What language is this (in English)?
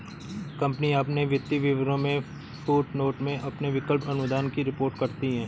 Hindi